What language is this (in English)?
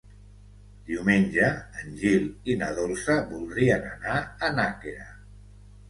Catalan